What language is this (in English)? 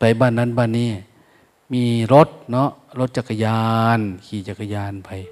Thai